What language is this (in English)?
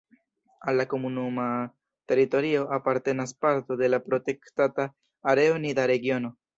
Esperanto